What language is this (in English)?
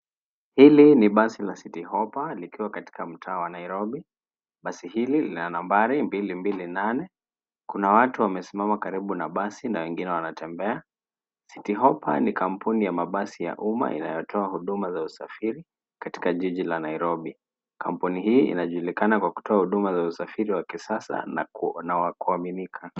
Swahili